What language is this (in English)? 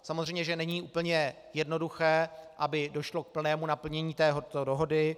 Czech